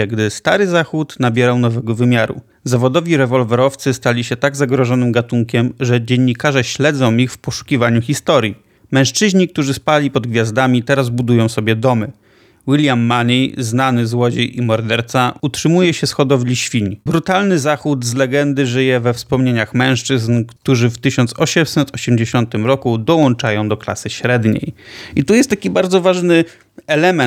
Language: Polish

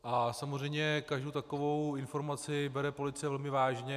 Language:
Czech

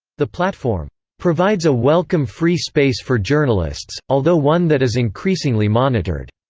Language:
English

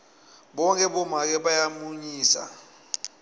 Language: Swati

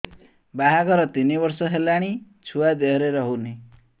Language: Odia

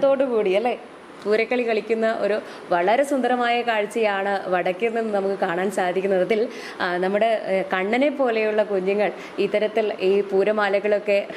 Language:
Malayalam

